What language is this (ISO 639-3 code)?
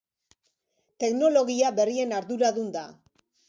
eus